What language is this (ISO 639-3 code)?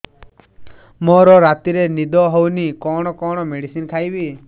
ori